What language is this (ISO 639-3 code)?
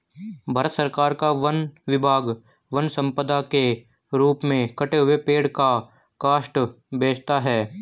hin